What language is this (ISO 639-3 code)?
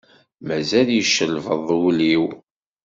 kab